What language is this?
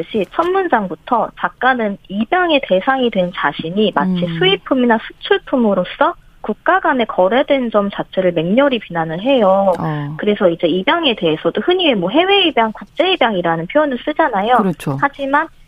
Korean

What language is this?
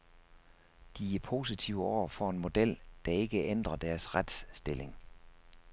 Danish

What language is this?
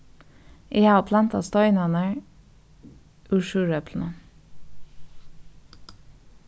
Faroese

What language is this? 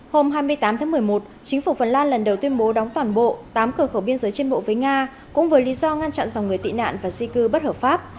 Vietnamese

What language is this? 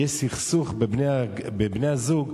Hebrew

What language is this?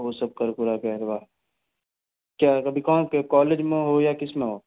Hindi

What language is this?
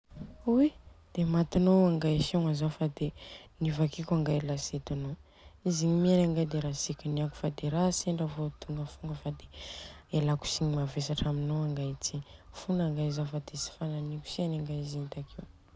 Southern Betsimisaraka Malagasy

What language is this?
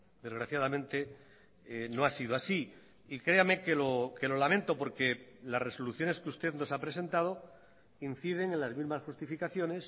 Spanish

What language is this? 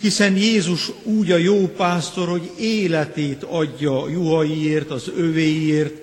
Hungarian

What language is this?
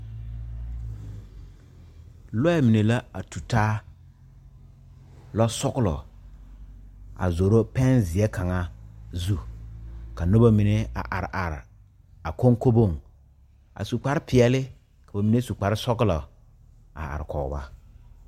Southern Dagaare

